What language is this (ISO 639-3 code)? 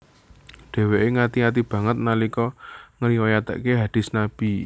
jav